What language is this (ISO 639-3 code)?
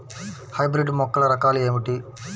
tel